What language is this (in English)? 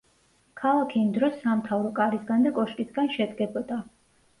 Georgian